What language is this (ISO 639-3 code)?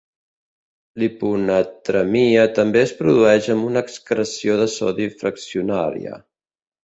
cat